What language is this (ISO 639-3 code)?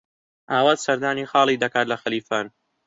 ckb